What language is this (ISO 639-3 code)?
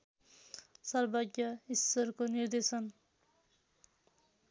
nep